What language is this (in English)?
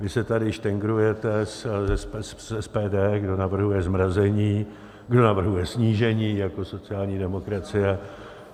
Czech